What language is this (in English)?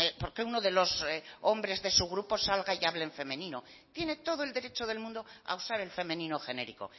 Spanish